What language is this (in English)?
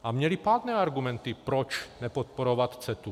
Czech